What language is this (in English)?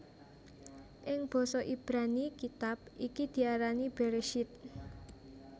Javanese